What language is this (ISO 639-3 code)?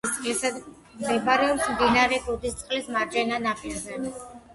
kat